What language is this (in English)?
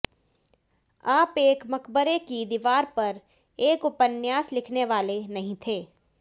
Hindi